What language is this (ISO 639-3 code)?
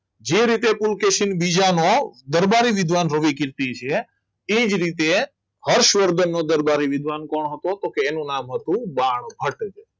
guj